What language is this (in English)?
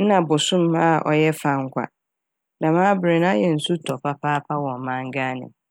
Akan